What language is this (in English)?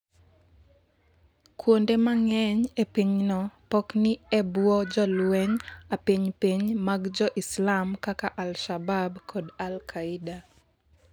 Luo (Kenya and Tanzania)